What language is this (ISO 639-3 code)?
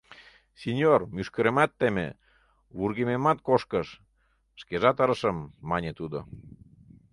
chm